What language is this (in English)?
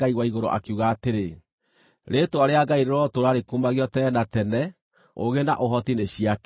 Kikuyu